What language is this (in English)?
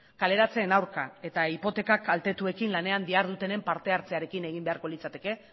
Basque